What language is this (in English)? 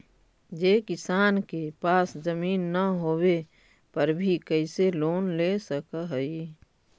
Magahi